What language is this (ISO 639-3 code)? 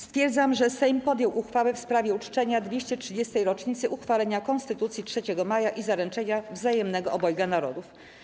pol